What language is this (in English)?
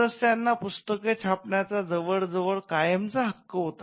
Marathi